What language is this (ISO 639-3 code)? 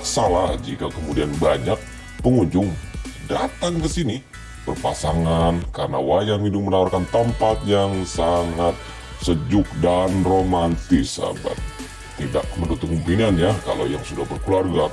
ind